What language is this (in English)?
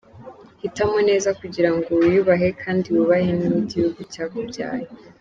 Kinyarwanda